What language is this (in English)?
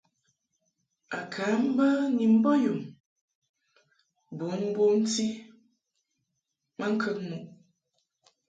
Mungaka